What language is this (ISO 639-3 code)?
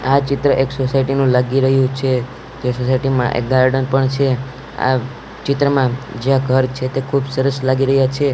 guj